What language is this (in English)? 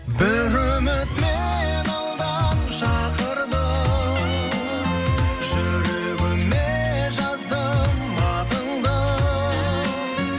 Kazakh